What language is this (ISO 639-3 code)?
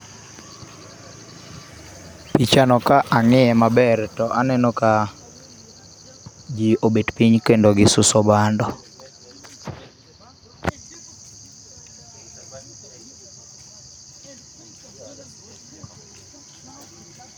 luo